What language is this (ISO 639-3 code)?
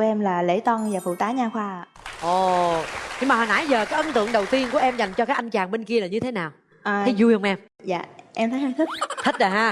vie